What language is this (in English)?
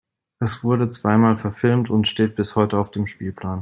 German